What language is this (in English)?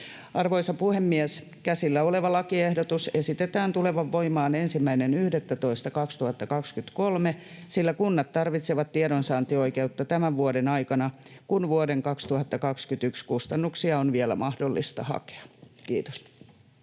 Finnish